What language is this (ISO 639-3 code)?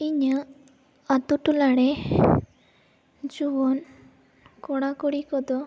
sat